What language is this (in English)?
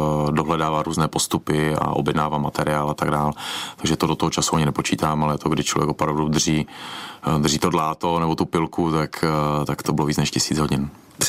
Czech